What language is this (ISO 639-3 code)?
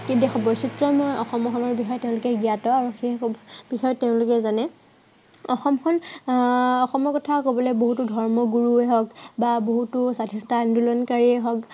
asm